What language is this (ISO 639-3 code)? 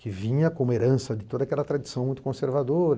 por